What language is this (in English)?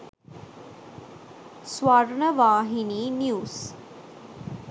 Sinhala